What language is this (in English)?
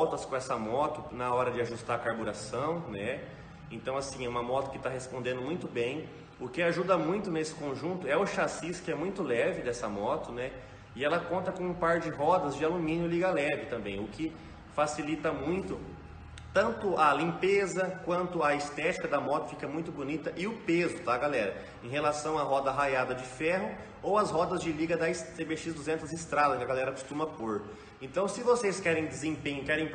Portuguese